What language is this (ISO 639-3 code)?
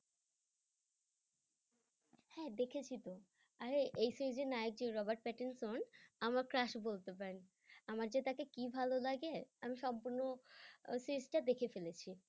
ben